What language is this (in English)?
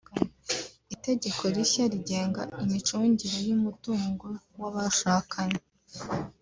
Kinyarwanda